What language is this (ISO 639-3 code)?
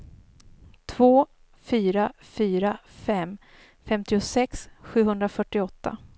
swe